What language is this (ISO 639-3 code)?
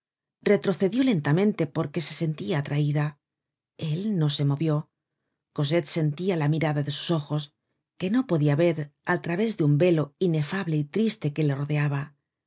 spa